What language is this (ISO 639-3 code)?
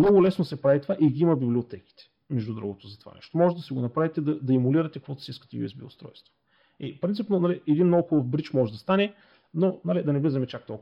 bul